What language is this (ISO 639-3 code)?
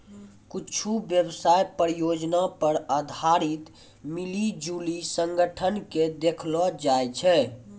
mai